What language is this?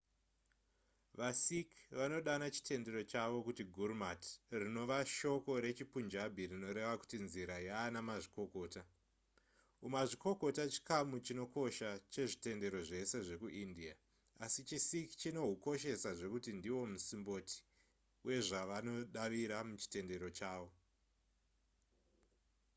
Shona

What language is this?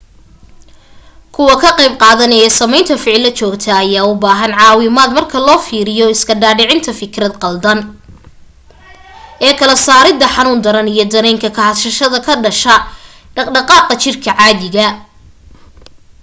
Somali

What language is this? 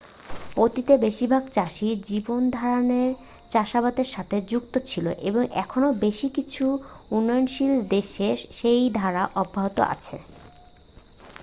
Bangla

